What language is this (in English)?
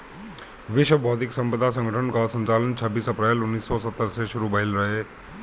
Bhojpuri